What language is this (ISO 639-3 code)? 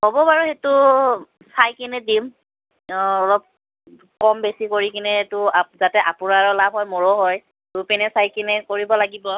asm